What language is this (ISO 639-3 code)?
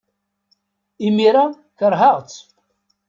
kab